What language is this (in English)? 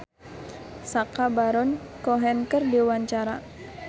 Sundanese